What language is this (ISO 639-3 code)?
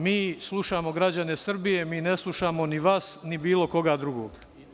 srp